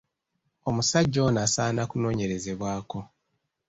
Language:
Ganda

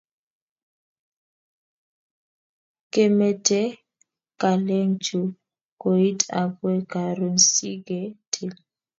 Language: Kalenjin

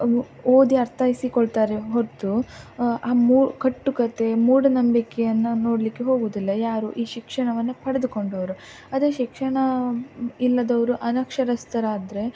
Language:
Kannada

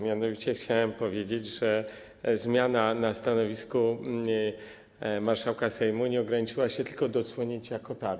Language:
Polish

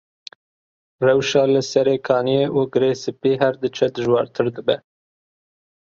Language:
Kurdish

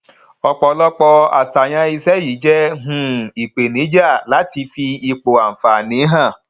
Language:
Yoruba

